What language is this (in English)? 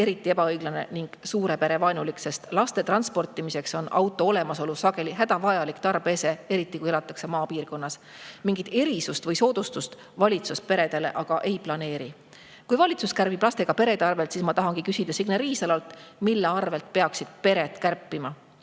Estonian